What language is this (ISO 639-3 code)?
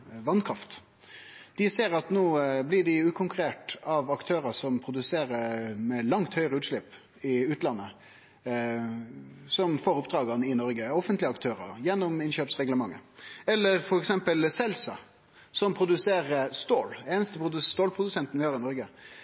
nno